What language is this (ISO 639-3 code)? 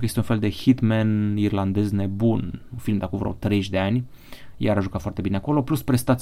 ron